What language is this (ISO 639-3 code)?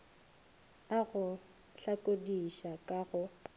nso